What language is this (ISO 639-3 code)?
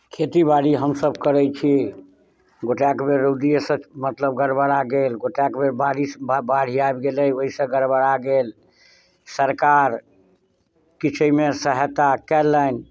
mai